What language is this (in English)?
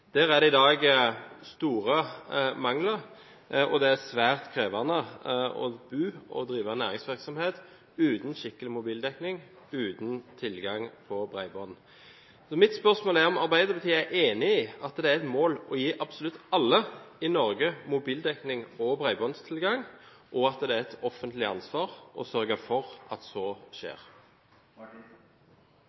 Norwegian Bokmål